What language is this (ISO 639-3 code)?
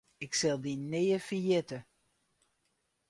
fry